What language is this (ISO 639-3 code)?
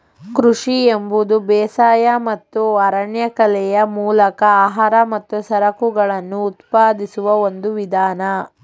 kan